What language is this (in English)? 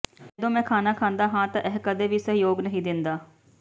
Punjabi